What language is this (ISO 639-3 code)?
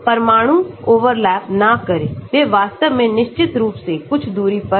hin